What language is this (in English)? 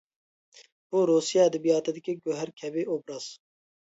Uyghur